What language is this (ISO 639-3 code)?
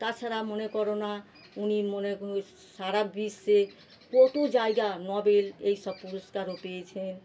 ben